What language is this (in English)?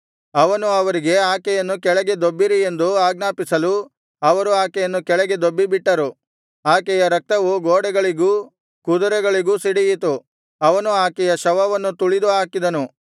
Kannada